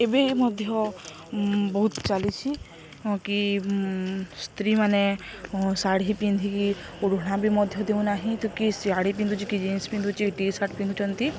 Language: Odia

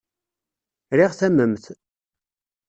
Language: Kabyle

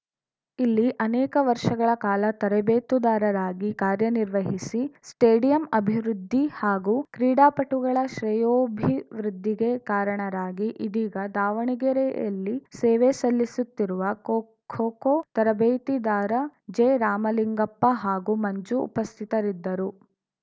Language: Kannada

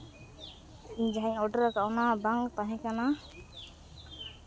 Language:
Santali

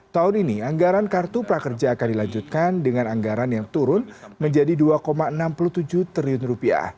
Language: Indonesian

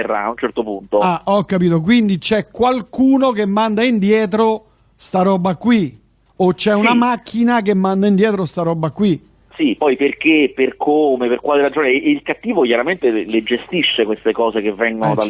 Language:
Italian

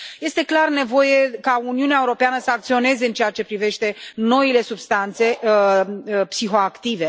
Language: Romanian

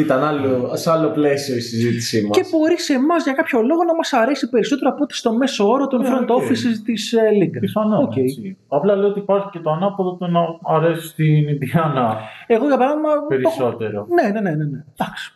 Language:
Greek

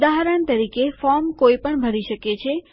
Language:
Gujarati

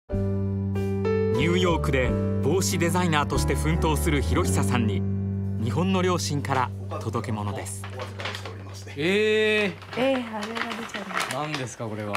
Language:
Japanese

